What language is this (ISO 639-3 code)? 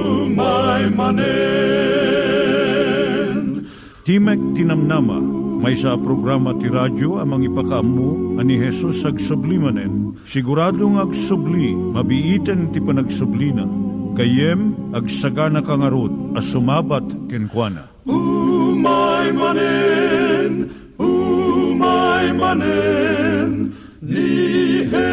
fil